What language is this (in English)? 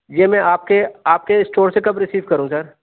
Urdu